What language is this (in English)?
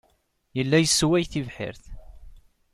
Kabyle